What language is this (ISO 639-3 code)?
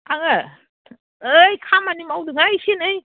brx